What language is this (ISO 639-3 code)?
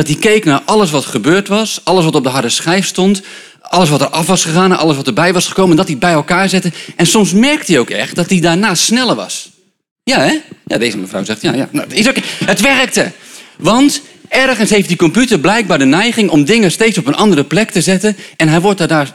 nld